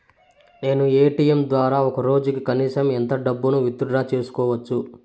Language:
Telugu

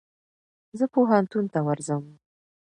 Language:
Pashto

